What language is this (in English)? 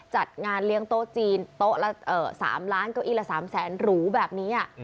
Thai